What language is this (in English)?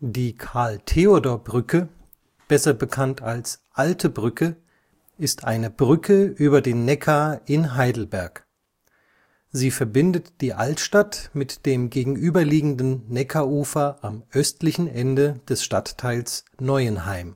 German